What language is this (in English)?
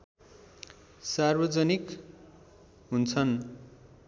Nepali